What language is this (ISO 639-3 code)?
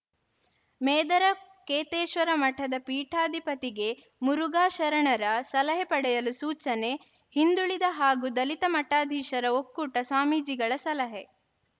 kan